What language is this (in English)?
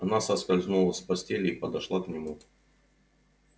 Russian